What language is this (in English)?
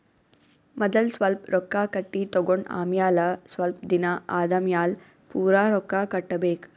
Kannada